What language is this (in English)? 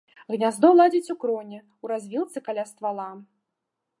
Belarusian